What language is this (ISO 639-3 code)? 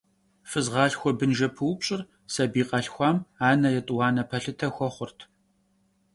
kbd